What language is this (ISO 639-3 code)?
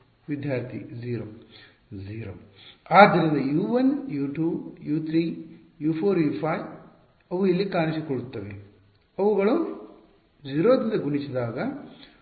kan